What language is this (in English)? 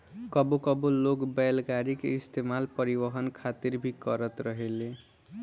Bhojpuri